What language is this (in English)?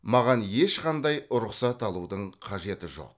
Kazakh